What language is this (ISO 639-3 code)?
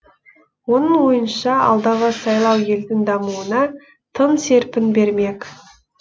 kaz